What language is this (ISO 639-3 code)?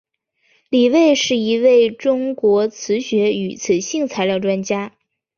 zho